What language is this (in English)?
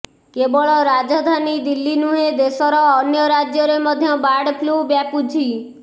Odia